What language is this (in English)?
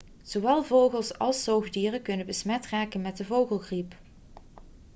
Dutch